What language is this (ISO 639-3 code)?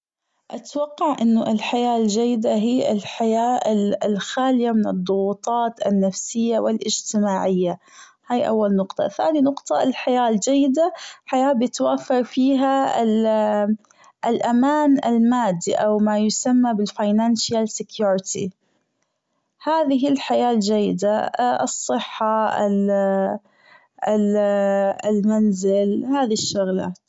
afb